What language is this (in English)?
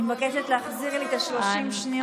Hebrew